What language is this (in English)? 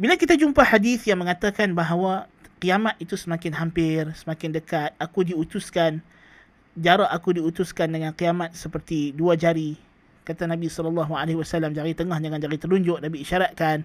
Malay